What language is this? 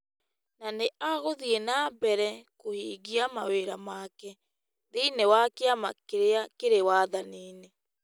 Kikuyu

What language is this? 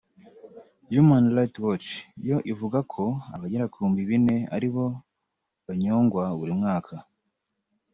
Kinyarwanda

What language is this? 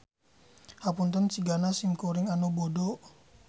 Sundanese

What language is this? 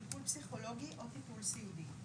Hebrew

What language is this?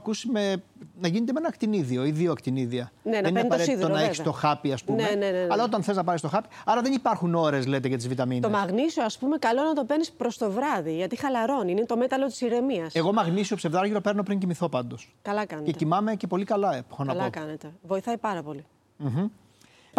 Greek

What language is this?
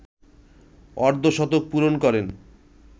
Bangla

